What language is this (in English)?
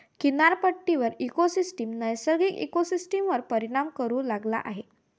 Marathi